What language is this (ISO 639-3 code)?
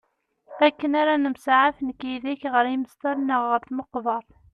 kab